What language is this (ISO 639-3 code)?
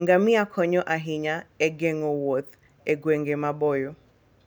luo